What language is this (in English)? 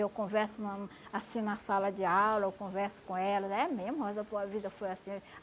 Portuguese